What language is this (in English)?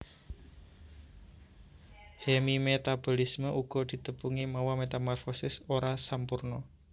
Javanese